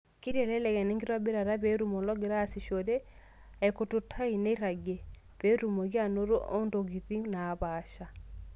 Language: Masai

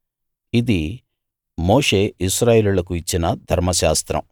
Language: Telugu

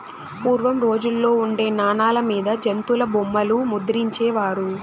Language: Telugu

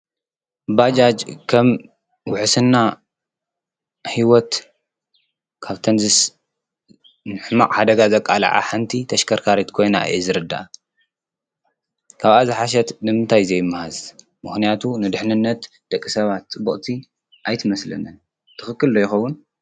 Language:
Tigrinya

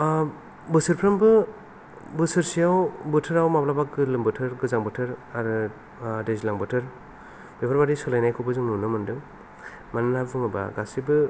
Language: Bodo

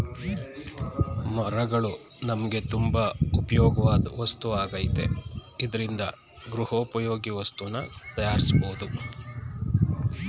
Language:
Kannada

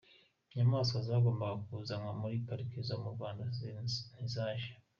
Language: Kinyarwanda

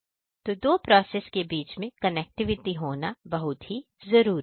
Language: Hindi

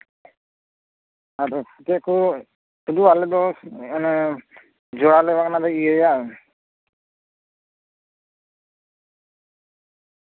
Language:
Santali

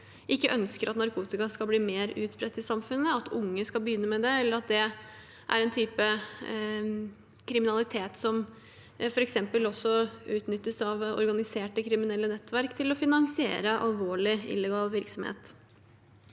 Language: Norwegian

